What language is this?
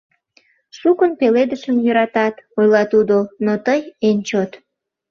Mari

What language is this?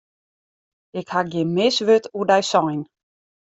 Western Frisian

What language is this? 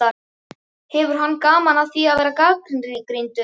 Icelandic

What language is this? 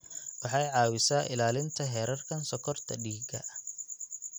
Somali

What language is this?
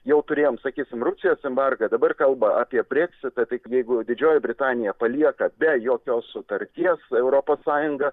Lithuanian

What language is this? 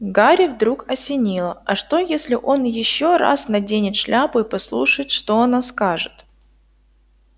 Russian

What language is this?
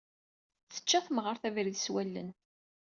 Kabyle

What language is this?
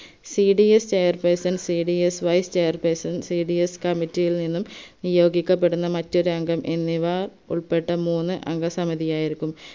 Malayalam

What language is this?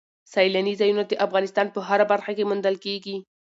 Pashto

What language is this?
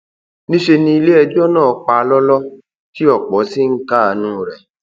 Yoruba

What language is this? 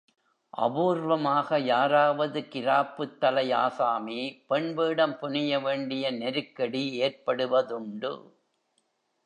Tamil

